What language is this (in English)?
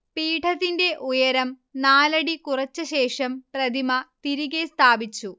Malayalam